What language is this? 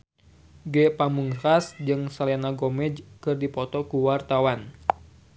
Sundanese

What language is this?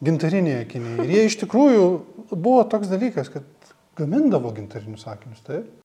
Lithuanian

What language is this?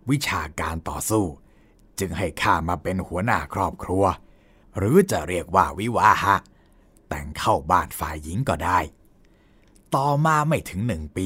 Thai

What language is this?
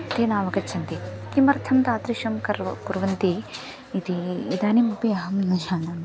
Sanskrit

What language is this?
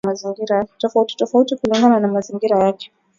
Swahili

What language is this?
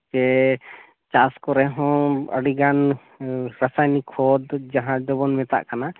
Santali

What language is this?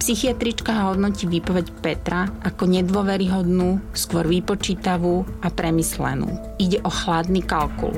Slovak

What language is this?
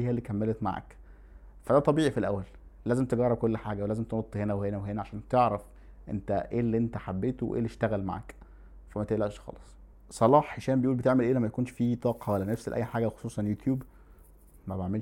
Arabic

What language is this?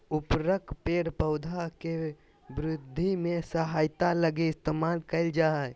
Magahi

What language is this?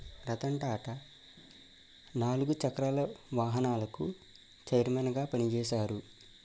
Telugu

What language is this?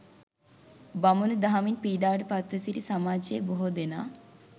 Sinhala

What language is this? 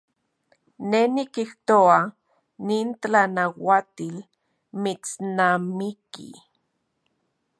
Central Puebla Nahuatl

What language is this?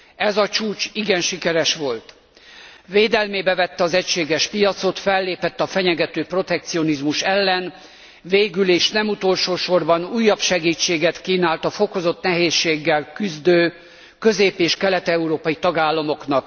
Hungarian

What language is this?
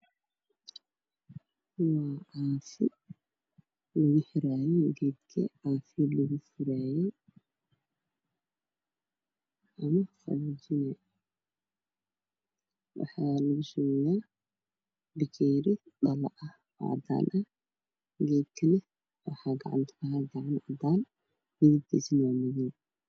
Somali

